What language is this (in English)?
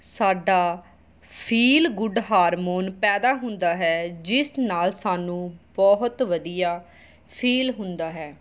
Punjabi